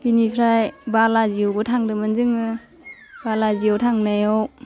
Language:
Bodo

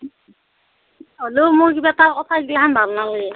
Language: Assamese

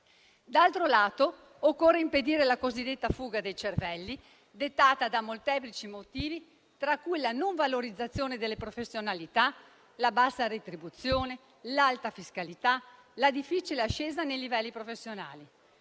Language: Italian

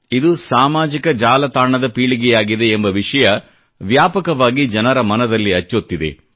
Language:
Kannada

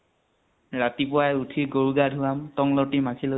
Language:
Assamese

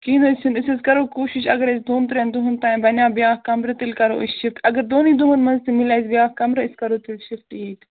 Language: Kashmiri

